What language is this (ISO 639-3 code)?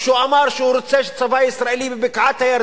heb